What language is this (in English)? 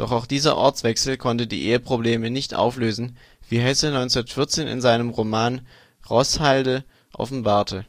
German